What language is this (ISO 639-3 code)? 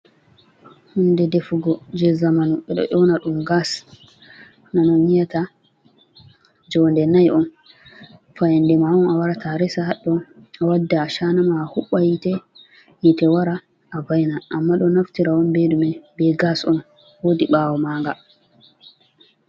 ful